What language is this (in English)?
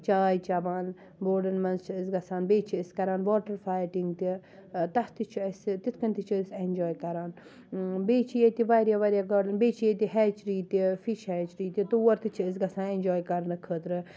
Kashmiri